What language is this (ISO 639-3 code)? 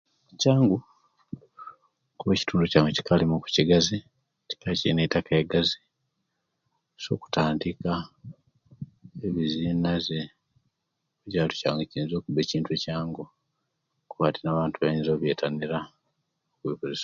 lke